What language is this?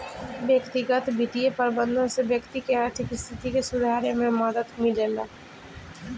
Bhojpuri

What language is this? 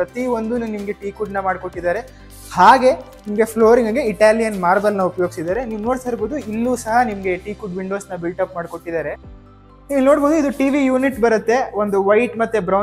Kannada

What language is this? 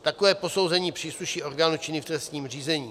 Czech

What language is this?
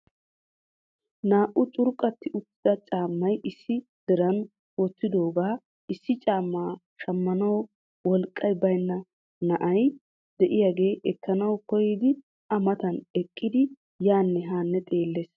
Wolaytta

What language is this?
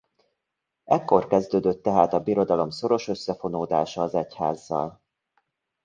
Hungarian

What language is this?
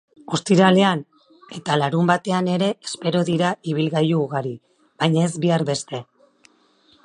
Basque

